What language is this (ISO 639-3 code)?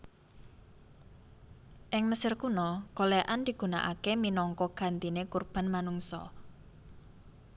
jav